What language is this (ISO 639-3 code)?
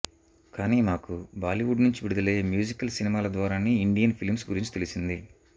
tel